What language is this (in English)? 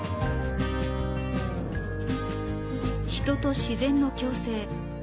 Japanese